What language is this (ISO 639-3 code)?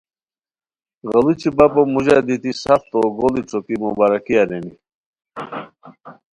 khw